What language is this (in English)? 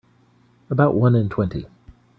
English